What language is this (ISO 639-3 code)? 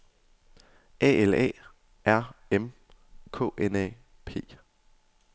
dan